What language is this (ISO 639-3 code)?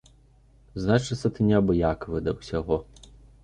bel